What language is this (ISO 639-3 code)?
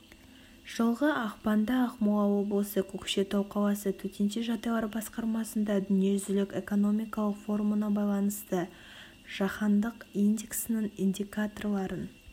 kaz